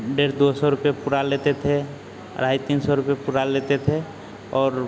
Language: Hindi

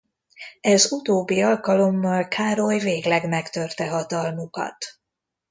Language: Hungarian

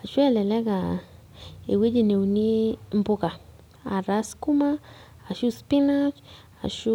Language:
Masai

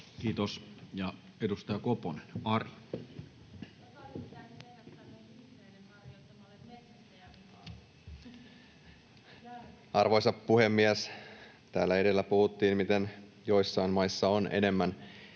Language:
Finnish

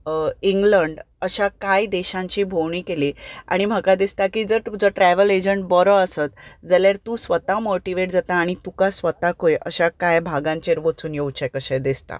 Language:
Konkani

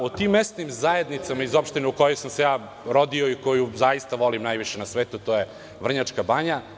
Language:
Serbian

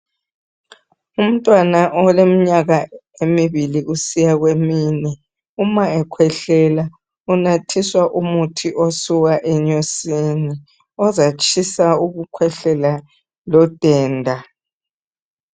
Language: North Ndebele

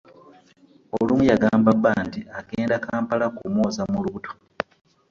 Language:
Ganda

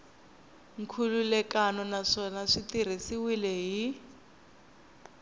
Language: Tsonga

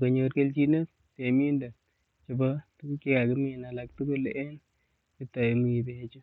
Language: Kalenjin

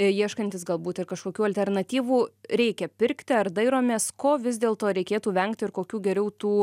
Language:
Lithuanian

